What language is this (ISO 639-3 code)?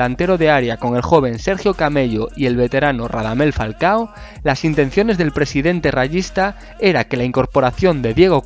spa